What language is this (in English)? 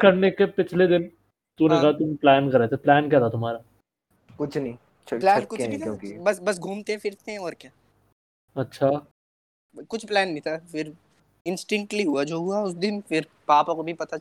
Hindi